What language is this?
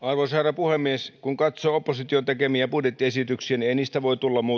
Finnish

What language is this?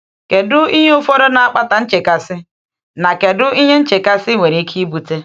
Igbo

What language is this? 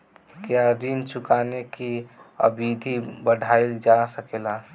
Bhojpuri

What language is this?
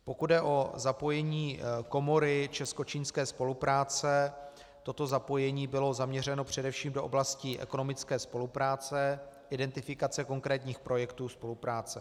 Czech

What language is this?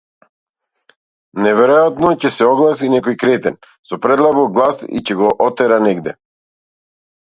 Macedonian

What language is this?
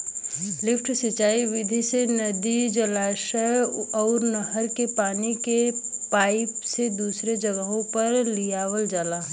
Bhojpuri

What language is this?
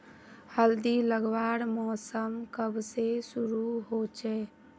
Magahi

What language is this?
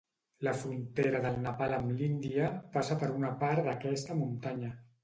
Catalan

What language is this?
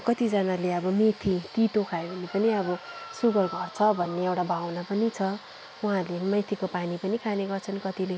Nepali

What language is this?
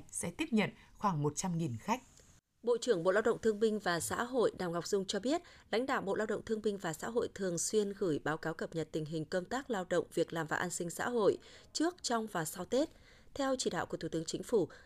Vietnamese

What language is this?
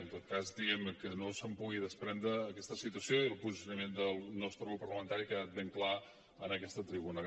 Catalan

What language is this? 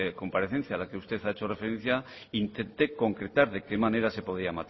Spanish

